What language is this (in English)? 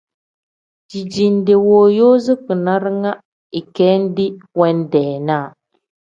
Tem